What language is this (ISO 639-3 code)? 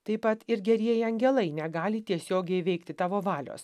lit